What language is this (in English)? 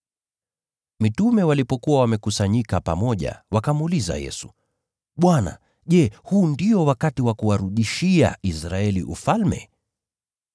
Swahili